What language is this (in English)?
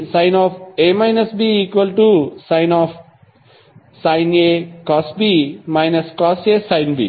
Telugu